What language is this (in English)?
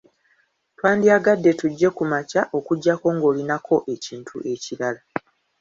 Ganda